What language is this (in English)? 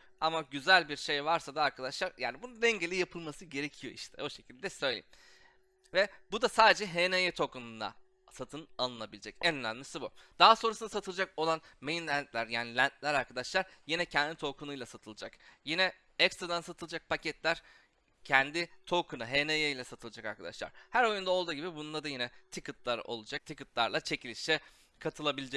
Turkish